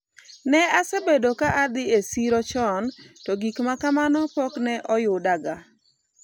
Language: Luo (Kenya and Tanzania)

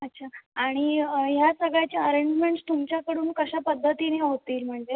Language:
Marathi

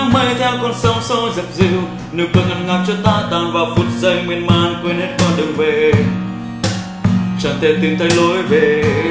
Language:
Vietnamese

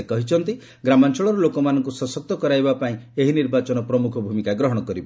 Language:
Odia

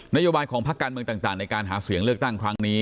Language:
Thai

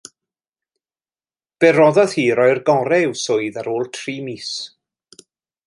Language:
Welsh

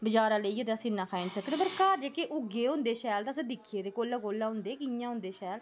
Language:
Dogri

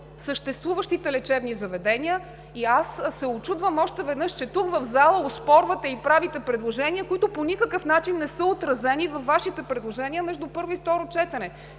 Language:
Bulgarian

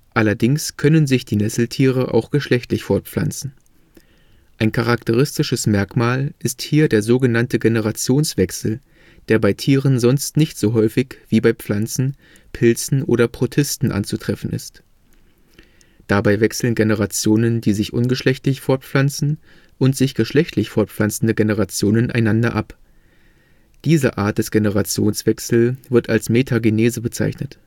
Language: German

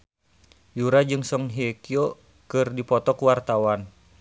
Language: Sundanese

